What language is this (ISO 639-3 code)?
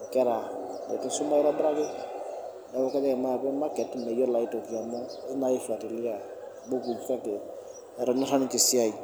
mas